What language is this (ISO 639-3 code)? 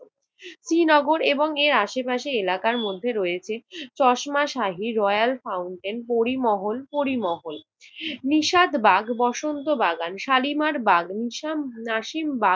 ben